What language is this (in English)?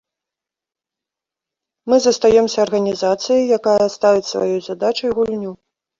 Belarusian